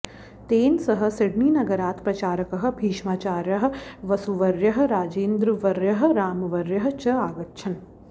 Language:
Sanskrit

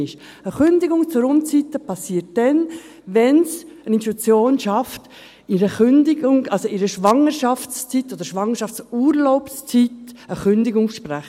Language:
Swiss German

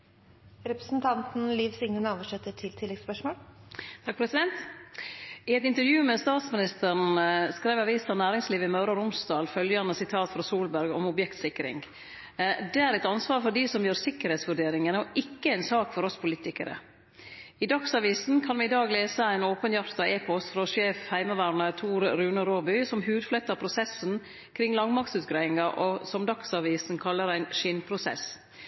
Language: Norwegian Nynorsk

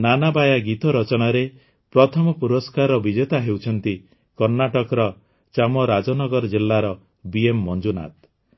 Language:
Odia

